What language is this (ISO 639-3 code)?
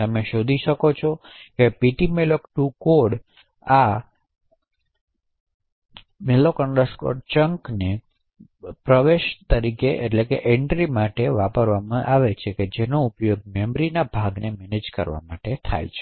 guj